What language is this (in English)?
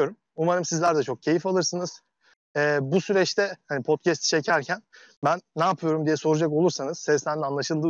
Turkish